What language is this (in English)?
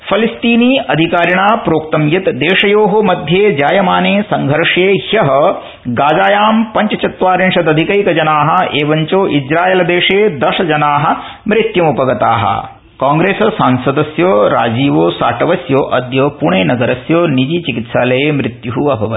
Sanskrit